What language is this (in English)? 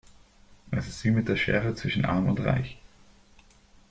German